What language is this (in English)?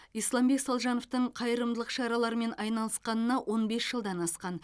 Kazakh